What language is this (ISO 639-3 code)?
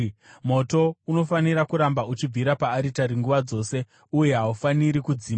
sna